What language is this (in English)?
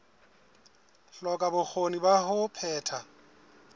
Southern Sotho